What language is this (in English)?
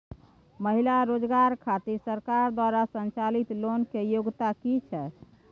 Maithili